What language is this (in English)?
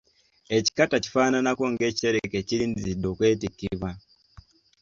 Ganda